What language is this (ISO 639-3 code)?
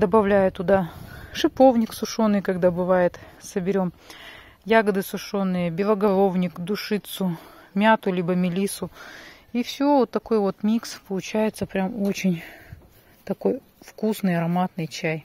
rus